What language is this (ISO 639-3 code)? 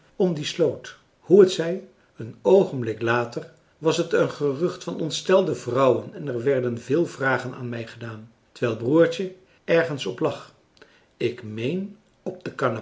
nld